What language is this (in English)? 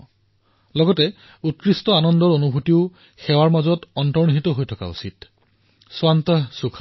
Assamese